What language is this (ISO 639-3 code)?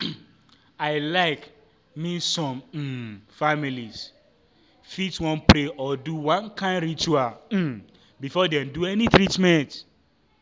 pcm